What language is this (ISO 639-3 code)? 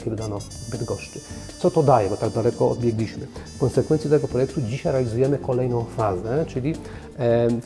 pol